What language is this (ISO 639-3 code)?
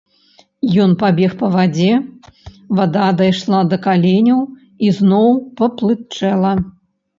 bel